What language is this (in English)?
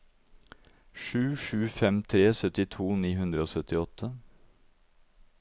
Norwegian